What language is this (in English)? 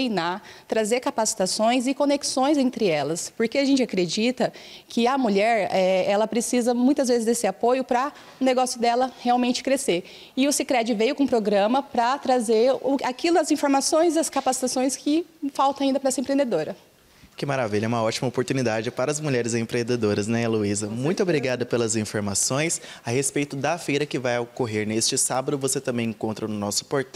Portuguese